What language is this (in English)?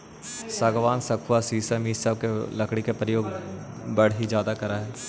Magahi